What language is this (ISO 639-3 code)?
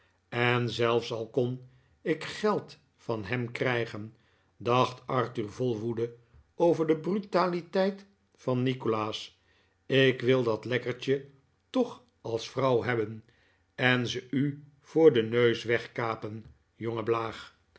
nld